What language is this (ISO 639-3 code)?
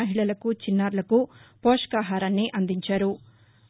tel